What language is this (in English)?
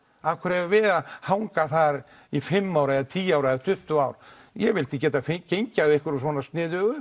Icelandic